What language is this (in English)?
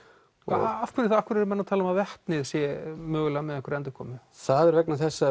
Icelandic